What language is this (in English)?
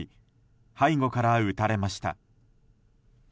Japanese